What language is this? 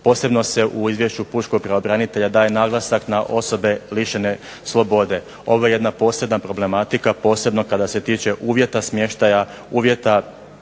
Croatian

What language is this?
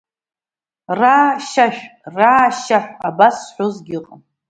Abkhazian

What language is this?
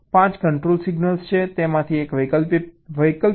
Gujarati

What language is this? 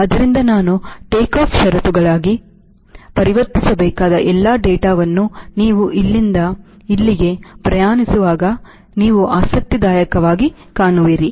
Kannada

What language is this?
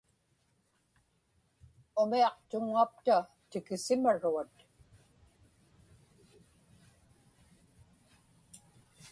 Inupiaq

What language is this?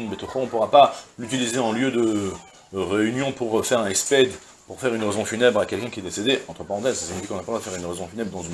French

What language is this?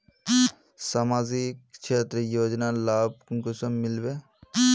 Magahi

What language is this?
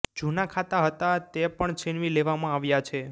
Gujarati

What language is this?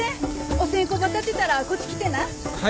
Japanese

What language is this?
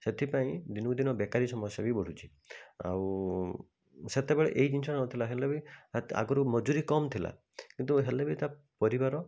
Odia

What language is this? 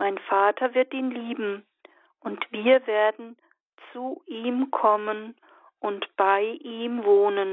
German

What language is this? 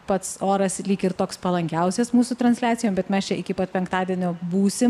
Lithuanian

